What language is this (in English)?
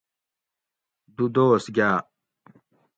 Gawri